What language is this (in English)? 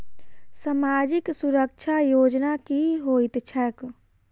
Maithili